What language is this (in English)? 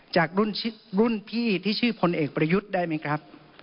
Thai